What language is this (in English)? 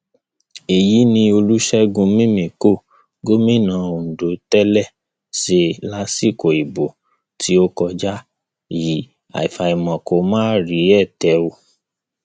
Yoruba